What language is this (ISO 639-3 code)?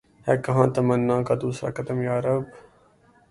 urd